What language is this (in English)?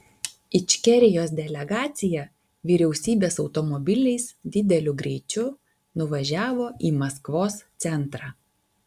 Lithuanian